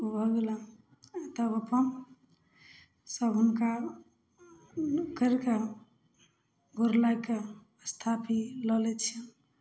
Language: Maithili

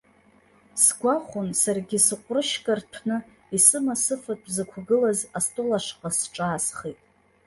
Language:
Abkhazian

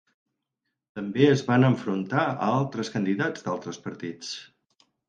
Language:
Catalan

